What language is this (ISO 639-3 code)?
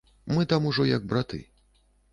bel